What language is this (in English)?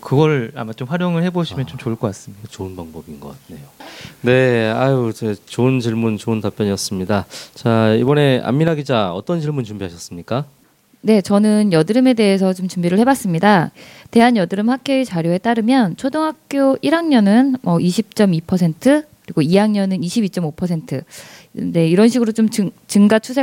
Korean